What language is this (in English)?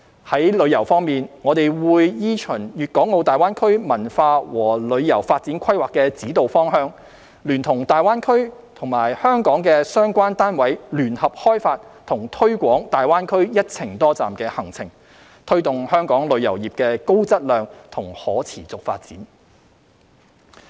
Cantonese